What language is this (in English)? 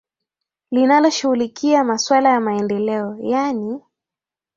Swahili